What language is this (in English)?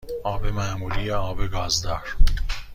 Persian